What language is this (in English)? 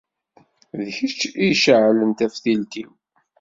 Kabyle